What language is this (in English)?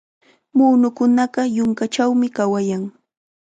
Chiquián Ancash Quechua